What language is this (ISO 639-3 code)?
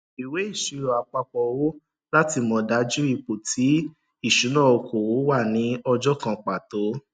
yor